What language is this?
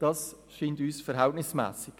Swiss German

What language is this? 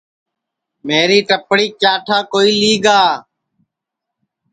Sansi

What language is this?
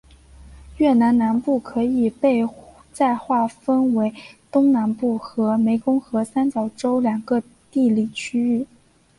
Chinese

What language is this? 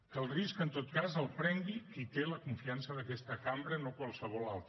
Catalan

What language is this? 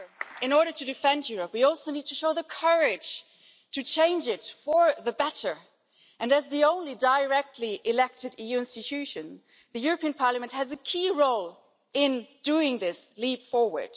English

